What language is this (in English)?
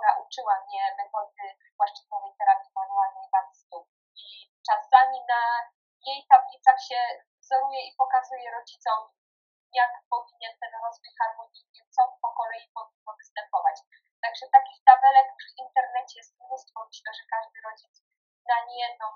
Polish